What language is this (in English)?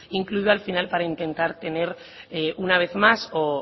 Spanish